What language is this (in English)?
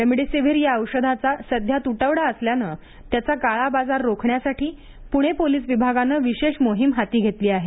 Marathi